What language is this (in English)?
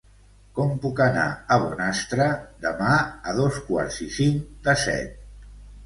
Catalan